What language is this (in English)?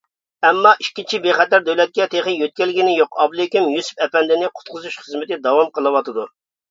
Uyghur